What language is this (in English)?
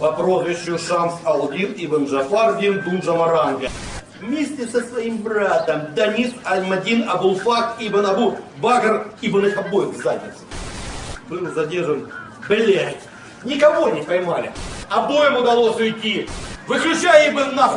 Russian